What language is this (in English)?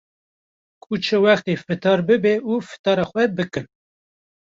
Kurdish